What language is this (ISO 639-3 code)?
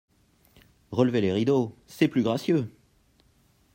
fra